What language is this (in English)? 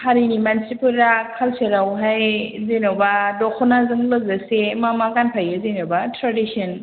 Bodo